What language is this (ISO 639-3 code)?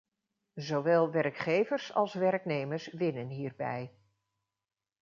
nld